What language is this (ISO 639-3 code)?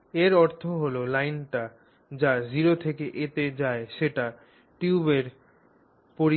ben